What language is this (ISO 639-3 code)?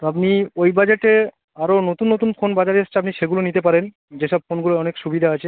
ben